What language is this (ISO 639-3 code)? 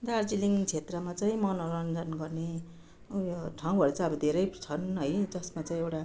nep